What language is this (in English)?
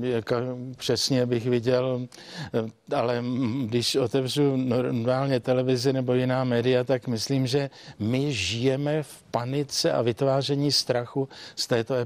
Czech